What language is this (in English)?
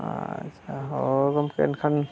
Santali